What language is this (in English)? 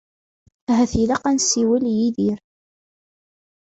Kabyle